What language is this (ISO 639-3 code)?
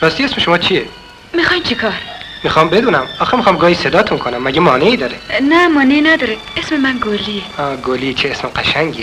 fas